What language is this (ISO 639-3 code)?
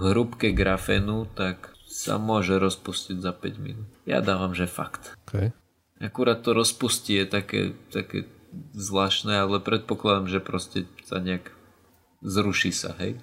slk